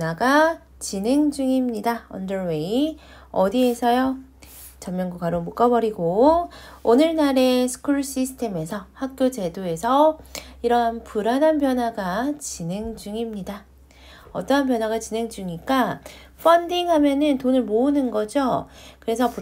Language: Korean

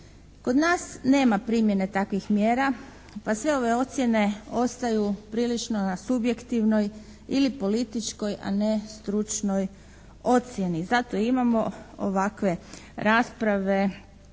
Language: Croatian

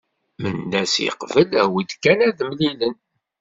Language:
Kabyle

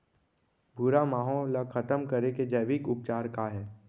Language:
Chhattisgarhi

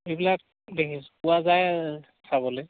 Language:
Assamese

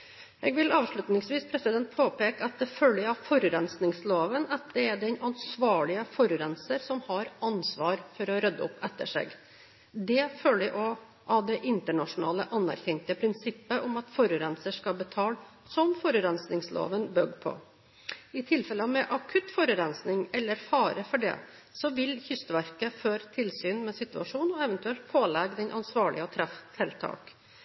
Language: Norwegian Bokmål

